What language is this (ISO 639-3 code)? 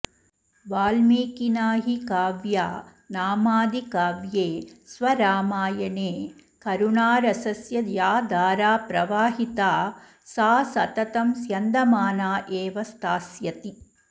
san